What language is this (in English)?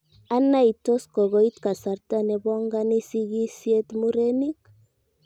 Kalenjin